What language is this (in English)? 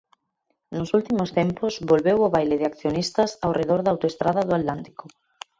Galician